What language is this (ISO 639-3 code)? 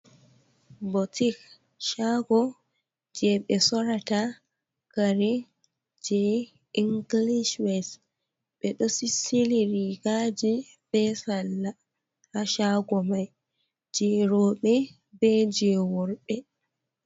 ful